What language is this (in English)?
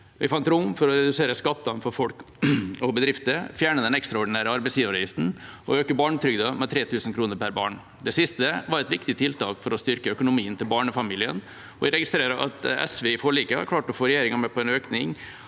Norwegian